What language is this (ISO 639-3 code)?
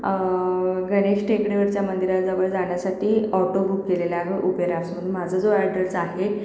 mar